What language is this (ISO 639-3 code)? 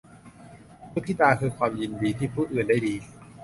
tha